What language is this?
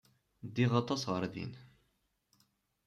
Kabyle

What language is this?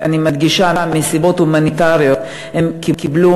Hebrew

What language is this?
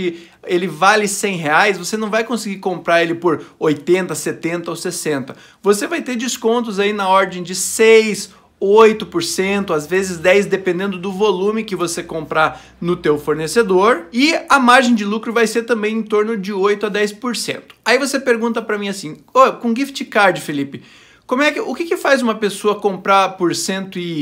Portuguese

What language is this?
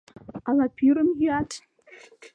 Mari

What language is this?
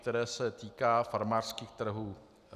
Czech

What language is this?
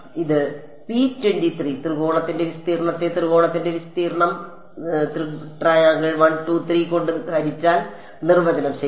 Malayalam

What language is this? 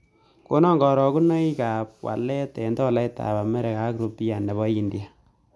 Kalenjin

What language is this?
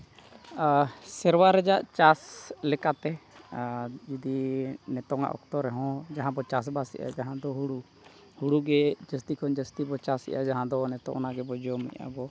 Santali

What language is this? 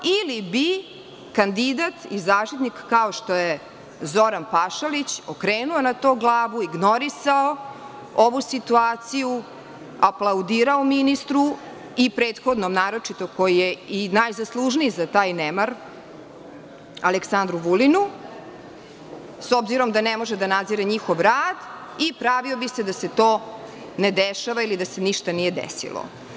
Serbian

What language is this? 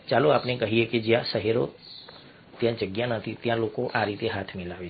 Gujarati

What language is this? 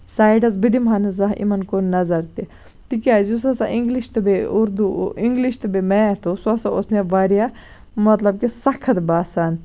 Kashmiri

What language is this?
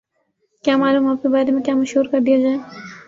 Urdu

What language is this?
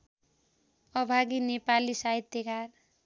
Nepali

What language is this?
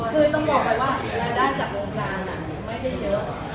Thai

